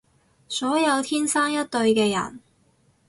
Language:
Cantonese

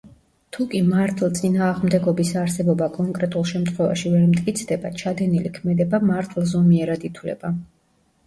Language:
Georgian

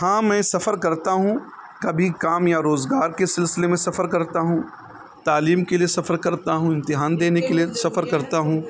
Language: Urdu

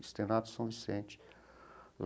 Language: Portuguese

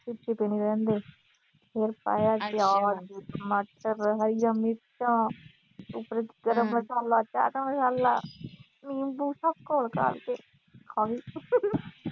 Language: Punjabi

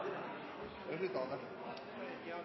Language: Norwegian Bokmål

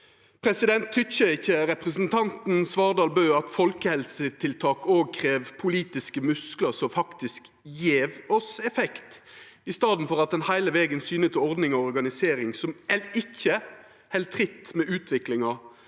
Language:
Norwegian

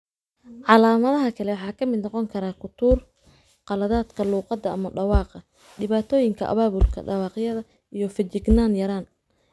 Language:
Somali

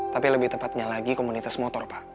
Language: Indonesian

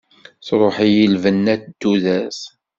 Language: Kabyle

